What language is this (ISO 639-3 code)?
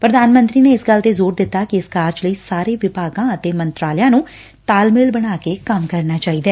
pan